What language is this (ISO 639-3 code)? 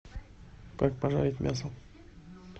rus